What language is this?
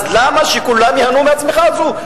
Hebrew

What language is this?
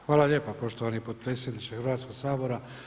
Croatian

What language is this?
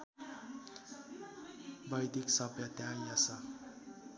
Nepali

